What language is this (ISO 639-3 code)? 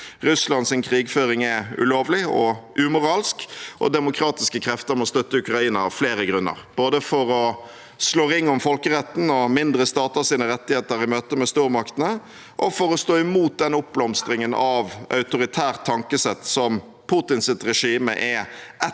nor